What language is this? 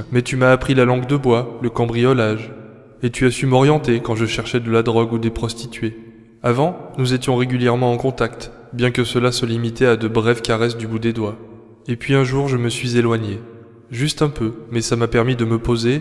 French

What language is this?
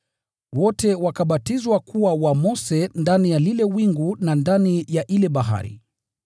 Swahili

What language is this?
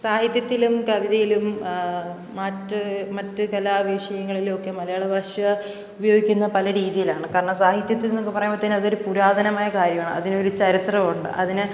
Malayalam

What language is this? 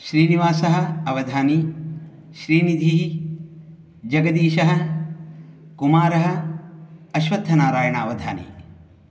Sanskrit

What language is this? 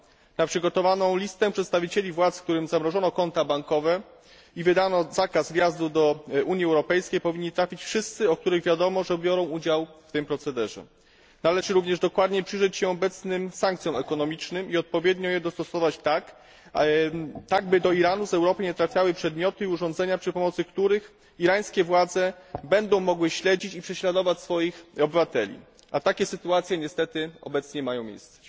Polish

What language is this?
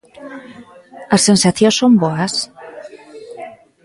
Galician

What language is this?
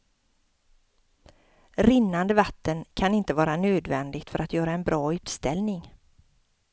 Swedish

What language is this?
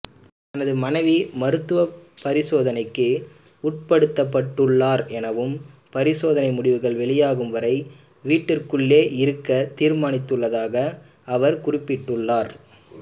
Tamil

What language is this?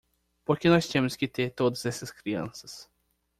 Portuguese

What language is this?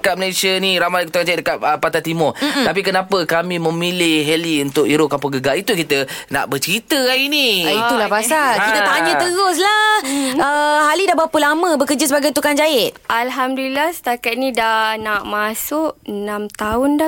Malay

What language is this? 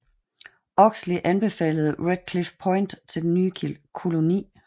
Danish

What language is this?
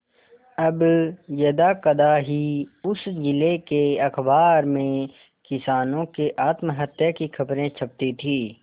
Hindi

